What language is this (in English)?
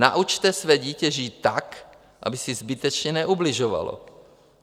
Czech